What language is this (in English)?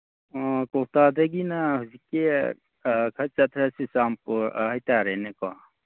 Manipuri